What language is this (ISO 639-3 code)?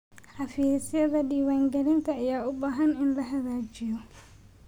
som